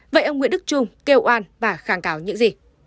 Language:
Vietnamese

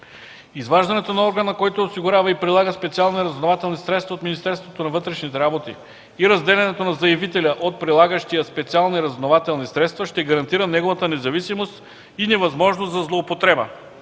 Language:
Bulgarian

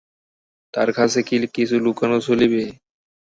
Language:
Bangla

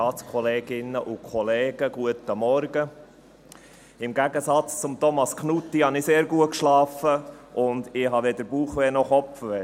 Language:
Swiss German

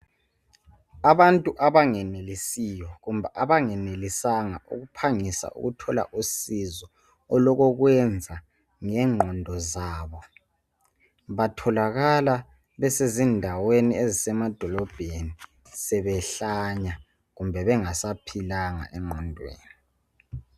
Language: North Ndebele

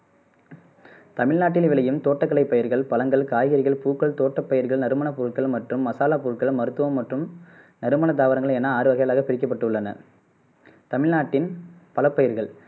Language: Tamil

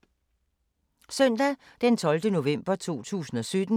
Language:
Danish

